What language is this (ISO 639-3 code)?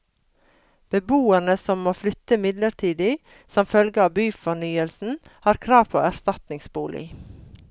nor